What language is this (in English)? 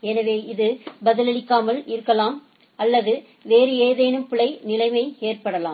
Tamil